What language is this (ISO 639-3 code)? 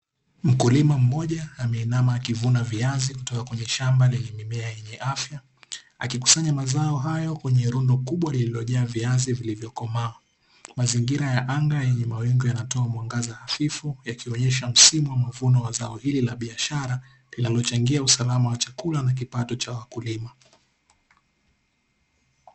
swa